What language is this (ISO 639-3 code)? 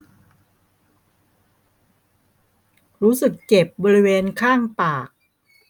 tha